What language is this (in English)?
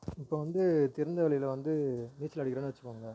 Tamil